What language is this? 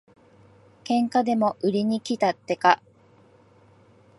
Japanese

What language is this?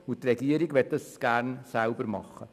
Swiss German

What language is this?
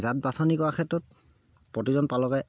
Assamese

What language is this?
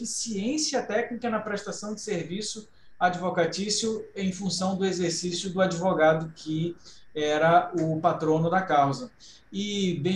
Portuguese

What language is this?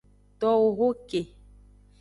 Aja (Benin)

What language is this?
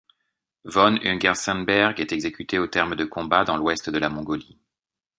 French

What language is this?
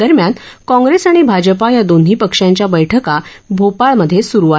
Marathi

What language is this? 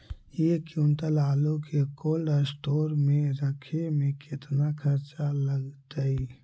Magahi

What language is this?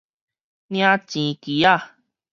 Min Nan Chinese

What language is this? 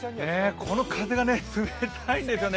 Japanese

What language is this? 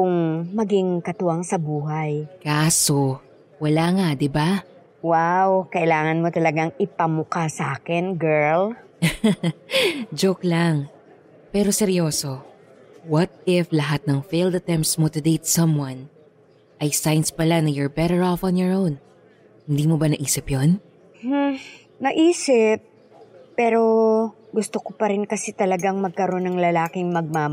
Filipino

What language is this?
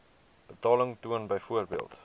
Afrikaans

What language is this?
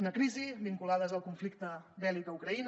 Catalan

